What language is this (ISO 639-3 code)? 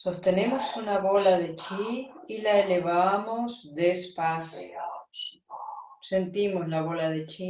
spa